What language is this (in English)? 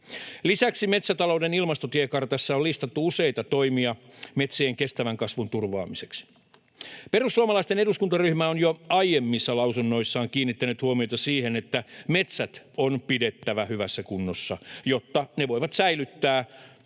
Finnish